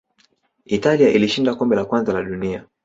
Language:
Swahili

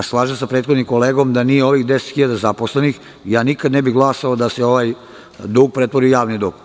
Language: Serbian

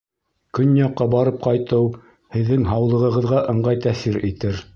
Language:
Bashkir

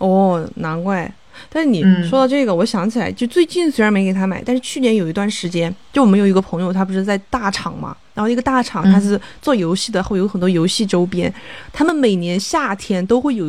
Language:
Chinese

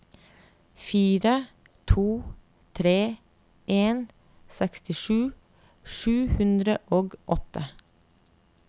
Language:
Norwegian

